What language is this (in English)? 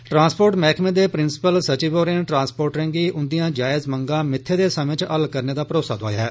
Dogri